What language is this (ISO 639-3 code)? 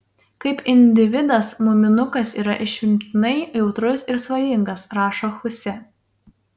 lit